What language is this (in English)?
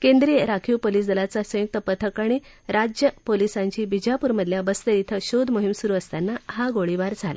Marathi